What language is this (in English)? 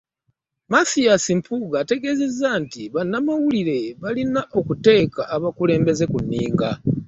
Ganda